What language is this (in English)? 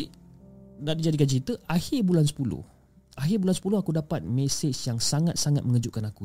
Malay